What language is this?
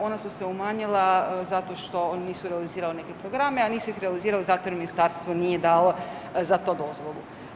Croatian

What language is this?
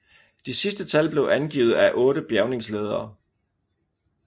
Danish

